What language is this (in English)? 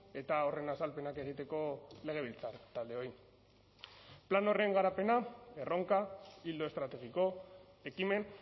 Basque